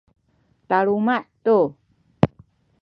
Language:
Sakizaya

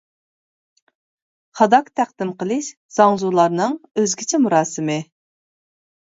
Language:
Uyghur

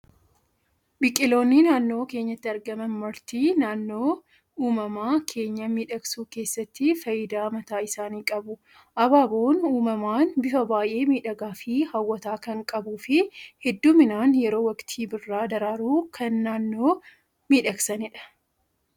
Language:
Oromo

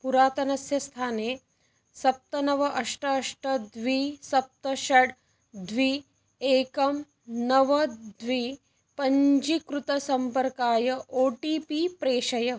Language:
Sanskrit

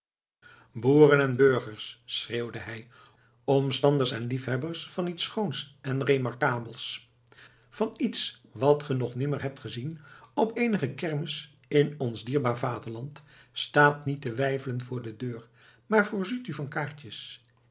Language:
Dutch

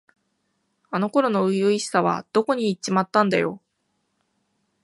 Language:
Japanese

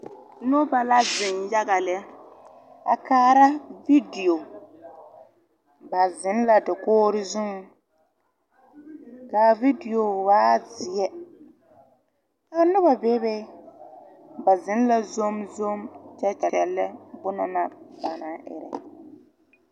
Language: Southern Dagaare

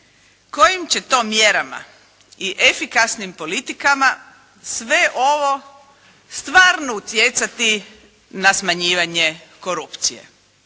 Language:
Croatian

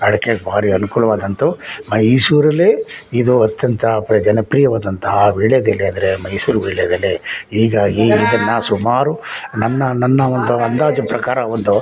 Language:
Kannada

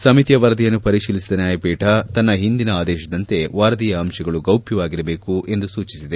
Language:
Kannada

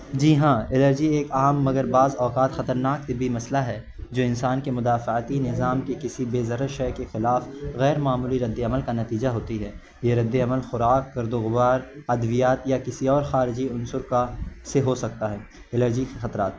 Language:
Urdu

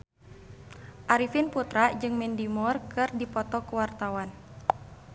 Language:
Sundanese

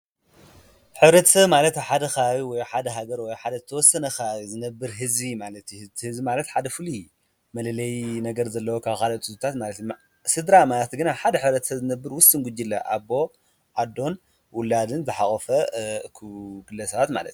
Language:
Tigrinya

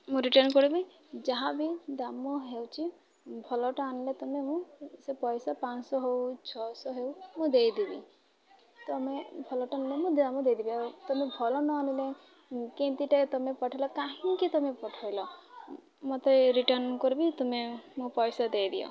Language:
Odia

